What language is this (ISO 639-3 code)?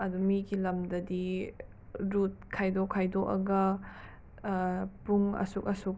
mni